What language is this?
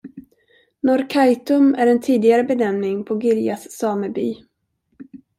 Swedish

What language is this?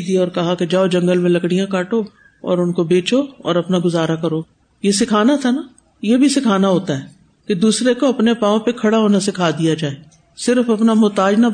Urdu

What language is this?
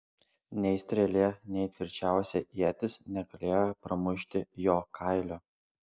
Lithuanian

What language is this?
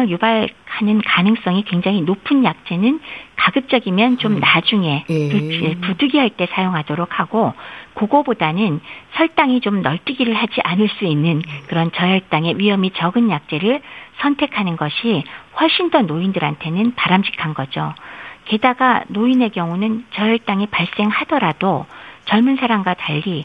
Korean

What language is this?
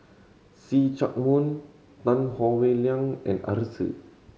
English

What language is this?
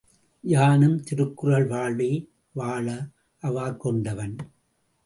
Tamil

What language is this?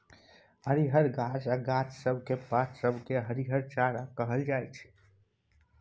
Maithili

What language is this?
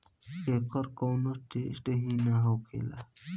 Bhojpuri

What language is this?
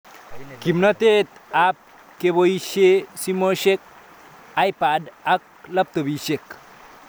Kalenjin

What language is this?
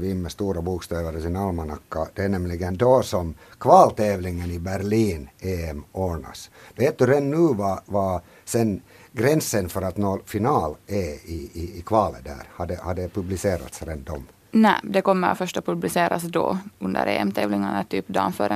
Swedish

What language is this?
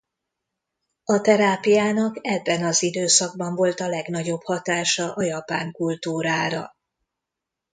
Hungarian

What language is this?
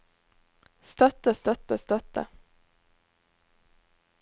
Norwegian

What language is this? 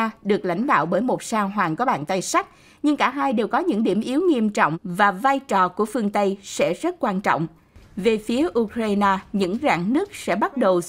Vietnamese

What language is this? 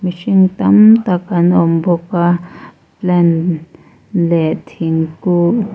Mizo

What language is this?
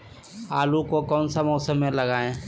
Magahi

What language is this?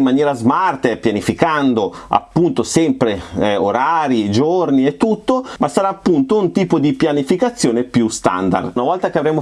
Italian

